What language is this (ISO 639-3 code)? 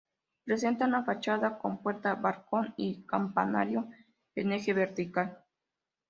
spa